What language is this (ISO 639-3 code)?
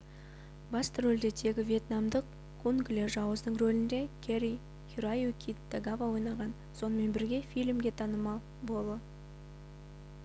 kaz